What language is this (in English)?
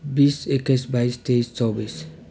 Nepali